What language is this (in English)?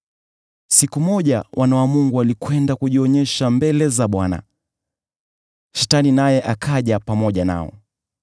Swahili